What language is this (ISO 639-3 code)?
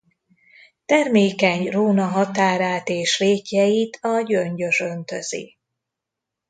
hun